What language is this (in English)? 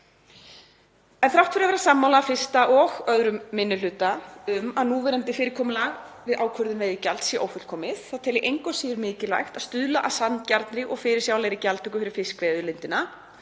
Icelandic